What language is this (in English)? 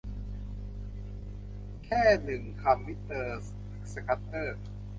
Thai